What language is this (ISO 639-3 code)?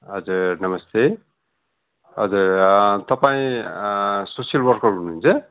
nep